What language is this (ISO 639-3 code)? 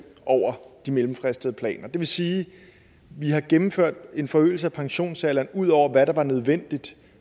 dan